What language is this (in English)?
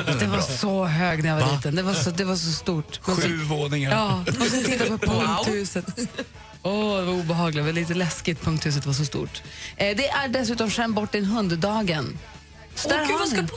Swedish